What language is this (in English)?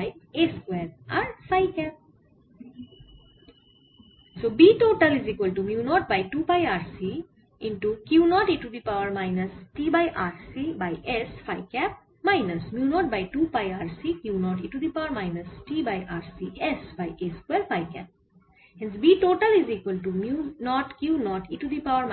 Bangla